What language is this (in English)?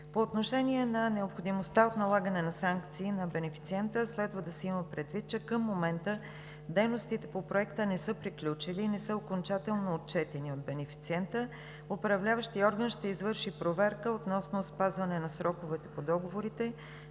Bulgarian